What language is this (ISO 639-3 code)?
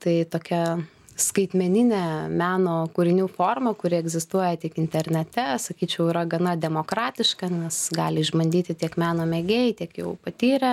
lit